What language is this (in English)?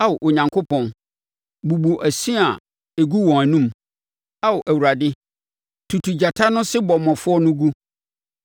Akan